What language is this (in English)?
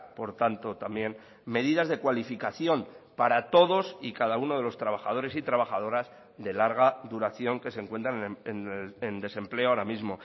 Spanish